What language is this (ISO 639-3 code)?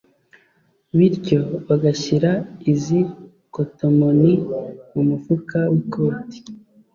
kin